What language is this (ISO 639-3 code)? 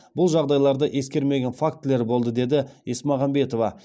kaz